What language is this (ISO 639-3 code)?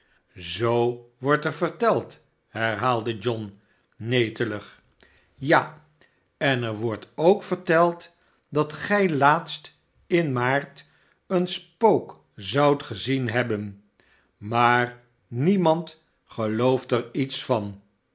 nld